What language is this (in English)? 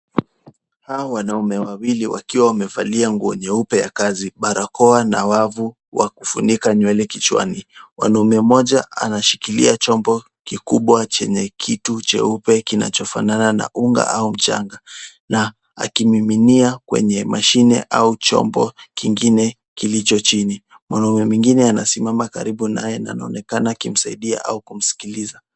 Swahili